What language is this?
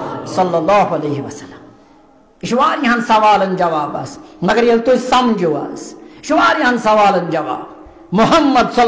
Arabic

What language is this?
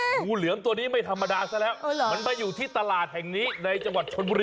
Thai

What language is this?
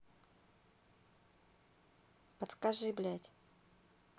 Russian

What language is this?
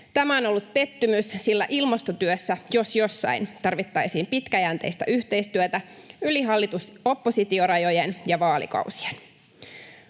Finnish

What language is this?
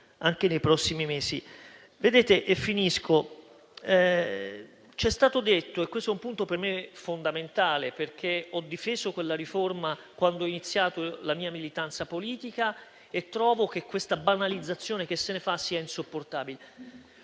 Italian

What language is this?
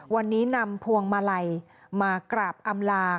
Thai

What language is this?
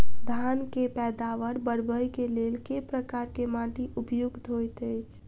Maithili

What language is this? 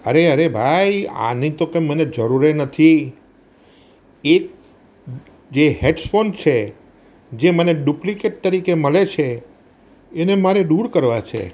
Gujarati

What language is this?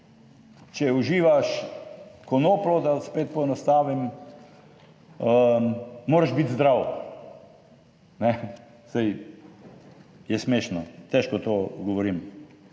Slovenian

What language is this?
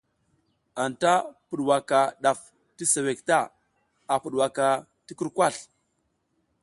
South Giziga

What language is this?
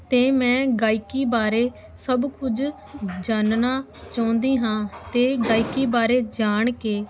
Punjabi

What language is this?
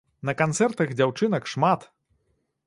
Belarusian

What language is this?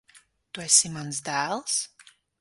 Latvian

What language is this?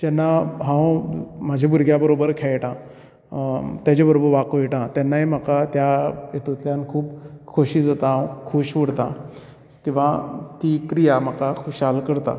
Konkani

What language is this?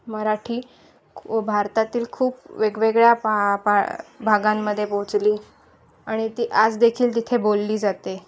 Marathi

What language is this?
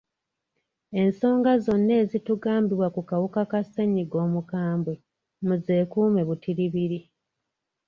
Ganda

